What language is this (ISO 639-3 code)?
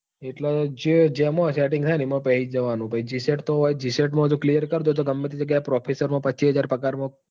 guj